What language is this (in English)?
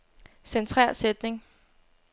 Danish